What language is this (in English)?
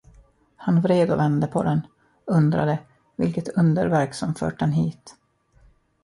Swedish